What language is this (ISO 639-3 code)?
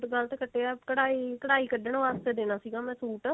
pan